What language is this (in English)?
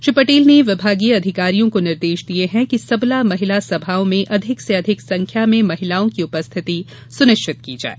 Hindi